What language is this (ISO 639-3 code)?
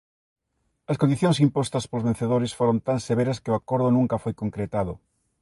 glg